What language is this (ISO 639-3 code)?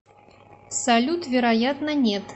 rus